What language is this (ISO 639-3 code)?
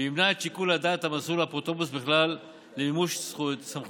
heb